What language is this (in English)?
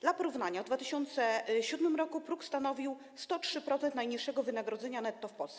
Polish